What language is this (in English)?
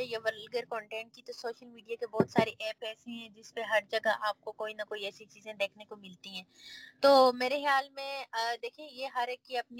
Urdu